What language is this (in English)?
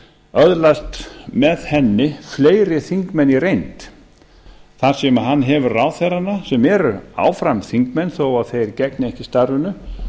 Icelandic